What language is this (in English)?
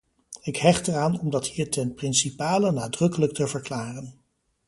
Dutch